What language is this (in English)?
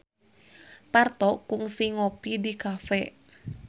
Sundanese